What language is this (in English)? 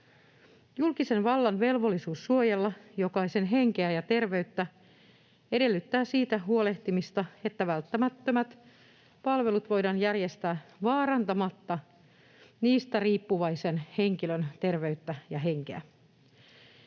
Finnish